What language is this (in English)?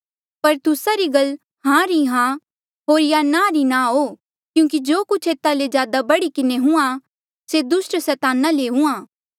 Mandeali